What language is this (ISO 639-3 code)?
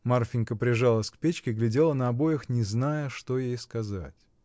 rus